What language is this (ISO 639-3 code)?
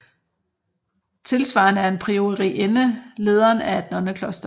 dan